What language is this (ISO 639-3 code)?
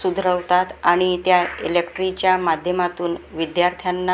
mar